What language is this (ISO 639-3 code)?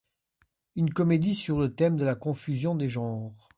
fra